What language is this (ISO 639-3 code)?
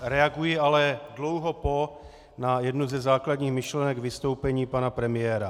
ces